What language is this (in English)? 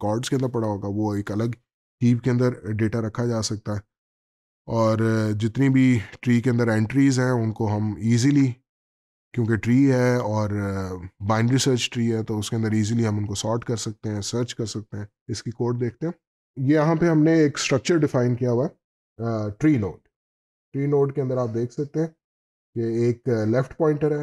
Hindi